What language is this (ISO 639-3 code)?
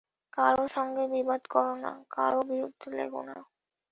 ben